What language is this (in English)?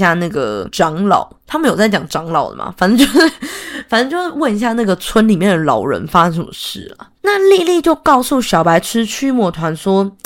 Chinese